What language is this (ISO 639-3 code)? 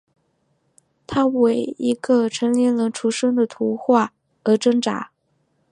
zho